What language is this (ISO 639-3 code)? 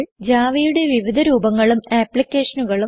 mal